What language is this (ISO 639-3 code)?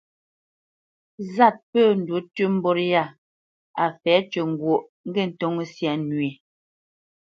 bce